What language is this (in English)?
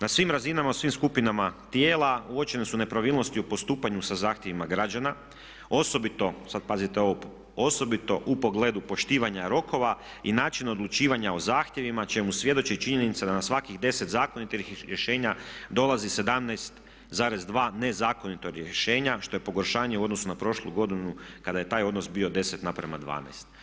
Croatian